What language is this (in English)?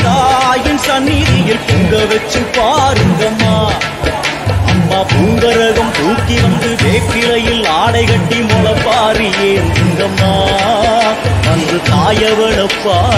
Arabic